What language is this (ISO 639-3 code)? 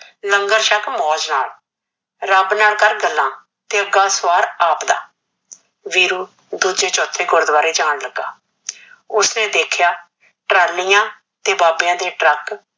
pan